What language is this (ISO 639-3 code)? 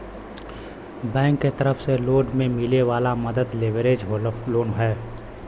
bho